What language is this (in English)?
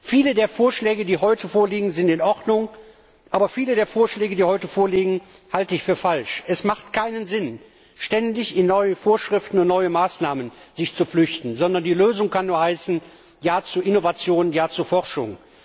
German